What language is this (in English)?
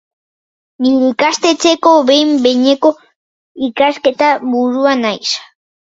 Basque